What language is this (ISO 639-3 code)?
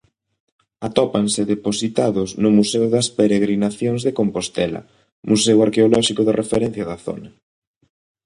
glg